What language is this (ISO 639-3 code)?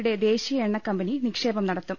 mal